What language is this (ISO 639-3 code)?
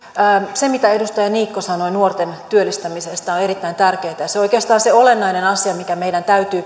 fin